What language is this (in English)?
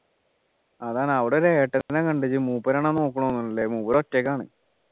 Malayalam